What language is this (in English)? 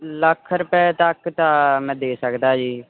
Punjabi